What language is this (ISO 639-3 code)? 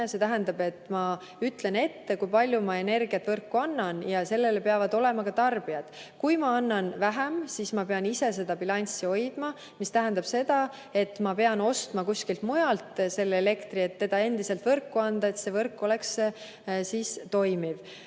est